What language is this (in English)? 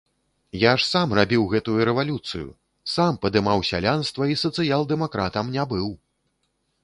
Belarusian